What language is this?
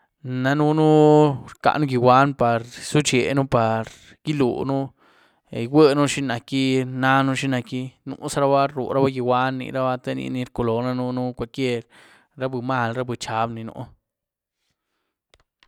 Güilá Zapotec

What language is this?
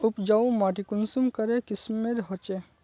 Magahi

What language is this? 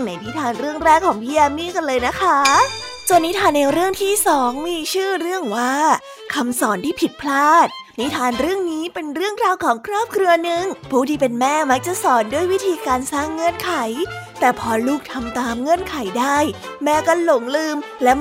Thai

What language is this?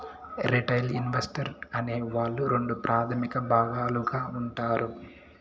Telugu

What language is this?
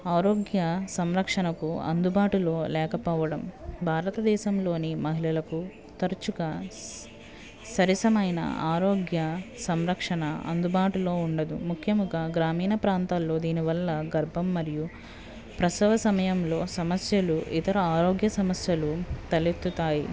Telugu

